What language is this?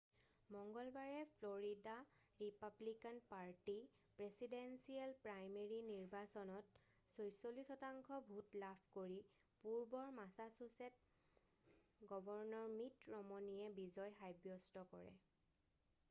Assamese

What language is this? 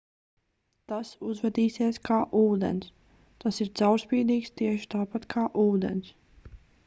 Latvian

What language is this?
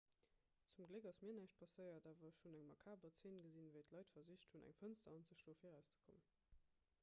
Luxembourgish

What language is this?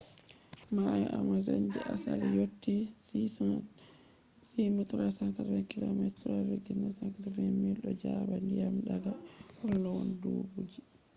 Fula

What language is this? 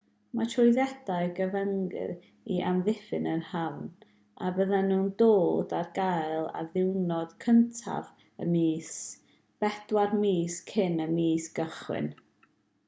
Welsh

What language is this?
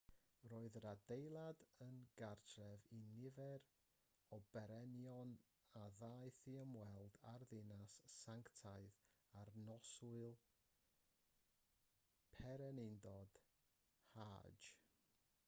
Welsh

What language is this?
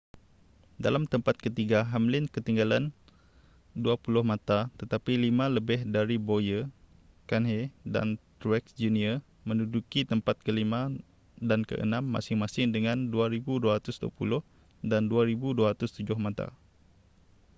Malay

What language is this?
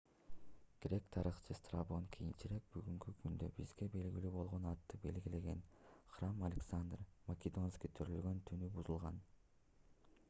Kyrgyz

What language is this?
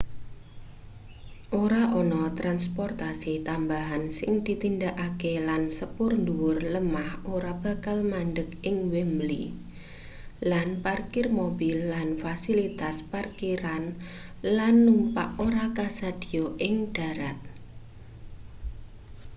Javanese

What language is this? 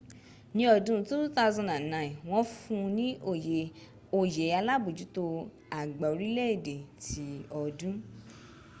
Yoruba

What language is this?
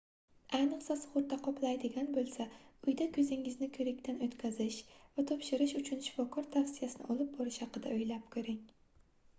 Uzbek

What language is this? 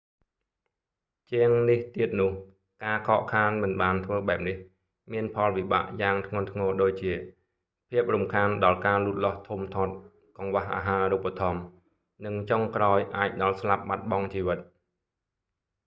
Khmer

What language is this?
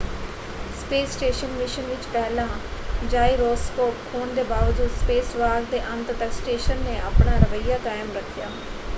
Punjabi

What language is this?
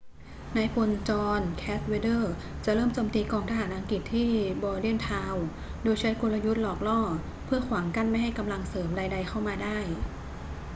Thai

